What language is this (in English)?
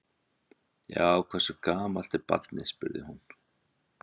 Icelandic